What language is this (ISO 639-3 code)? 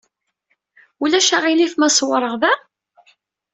kab